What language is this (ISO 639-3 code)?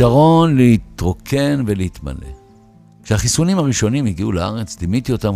heb